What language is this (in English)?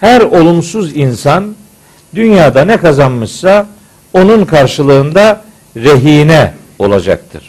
Turkish